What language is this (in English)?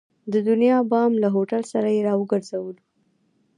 Pashto